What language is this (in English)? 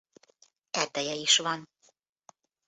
Hungarian